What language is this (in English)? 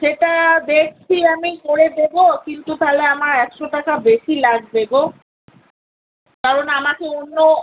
Bangla